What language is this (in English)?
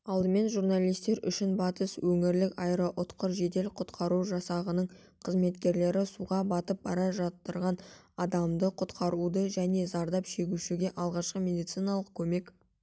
Kazakh